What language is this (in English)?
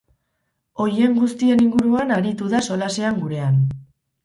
Basque